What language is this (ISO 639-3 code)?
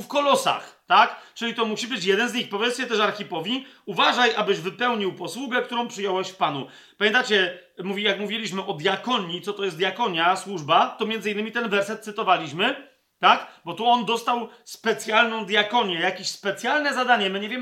pol